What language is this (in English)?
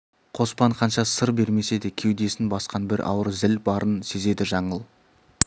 Kazakh